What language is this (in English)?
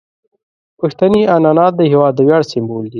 Pashto